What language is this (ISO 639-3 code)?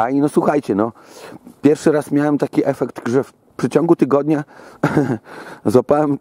pol